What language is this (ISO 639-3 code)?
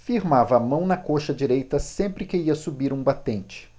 por